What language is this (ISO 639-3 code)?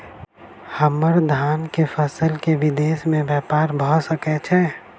mai